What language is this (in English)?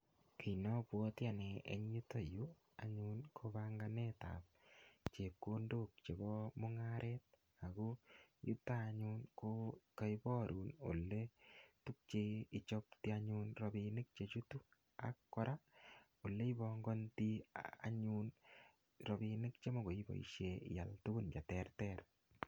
Kalenjin